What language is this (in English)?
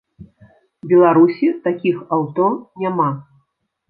Belarusian